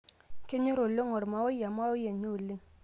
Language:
Masai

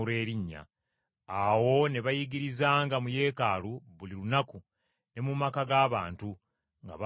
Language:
Ganda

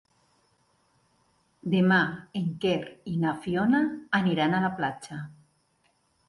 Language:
Catalan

